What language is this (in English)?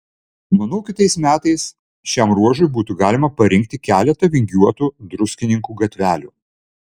Lithuanian